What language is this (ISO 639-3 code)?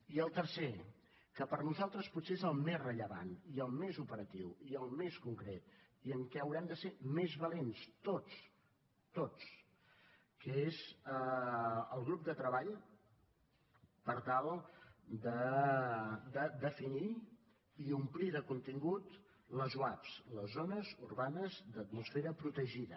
cat